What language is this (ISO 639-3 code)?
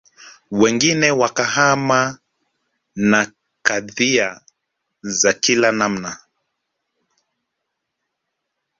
swa